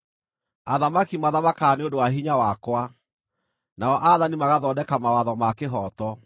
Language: Kikuyu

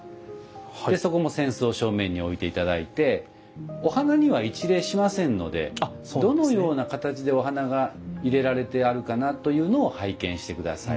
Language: Japanese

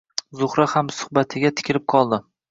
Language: Uzbek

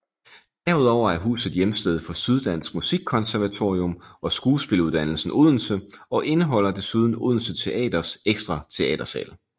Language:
Danish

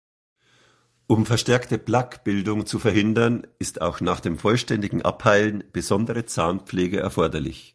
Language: German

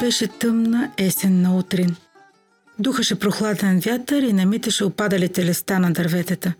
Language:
Bulgarian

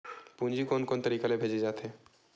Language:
Chhattisgarhi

